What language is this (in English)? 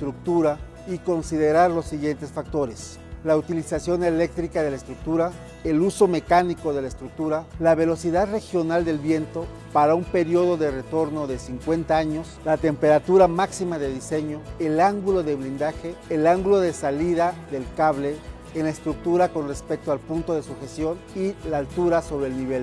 Spanish